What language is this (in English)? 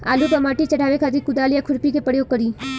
Bhojpuri